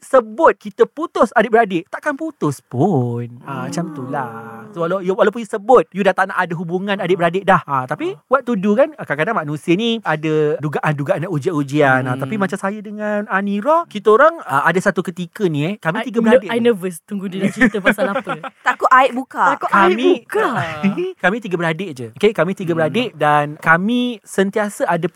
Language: Malay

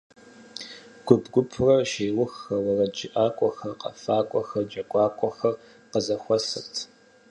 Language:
Kabardian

